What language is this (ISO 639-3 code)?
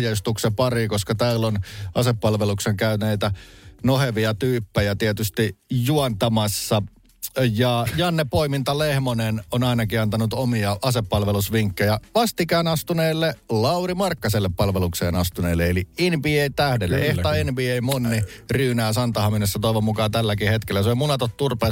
fin